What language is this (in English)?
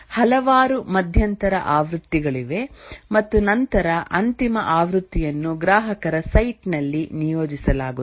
Kannada